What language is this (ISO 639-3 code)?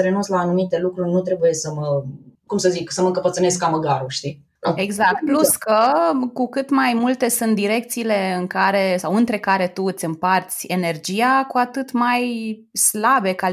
ron